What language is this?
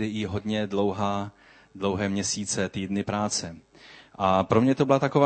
Czech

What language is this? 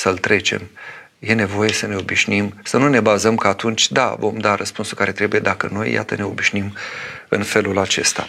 Romanian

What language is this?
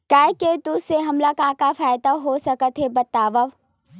Chhattisgarhi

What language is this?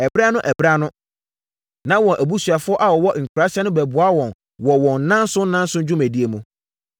Akan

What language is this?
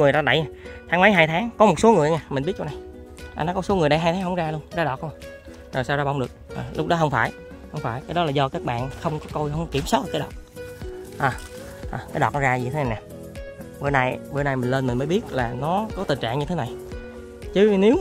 Vietnamese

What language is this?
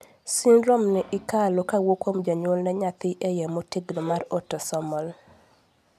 Luo (Kenya and Tanzania)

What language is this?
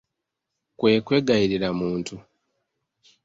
Ganda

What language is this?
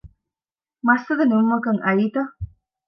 Divehi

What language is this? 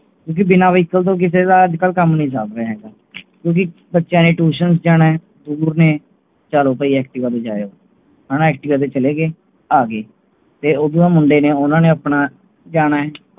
Punjabi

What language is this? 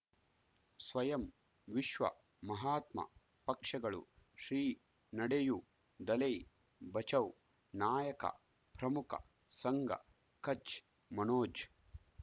Kannada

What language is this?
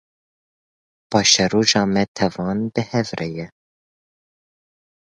Kurdish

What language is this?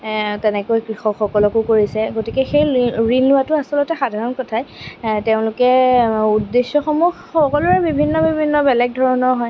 Assamese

